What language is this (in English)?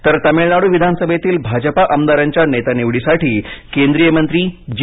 Marathi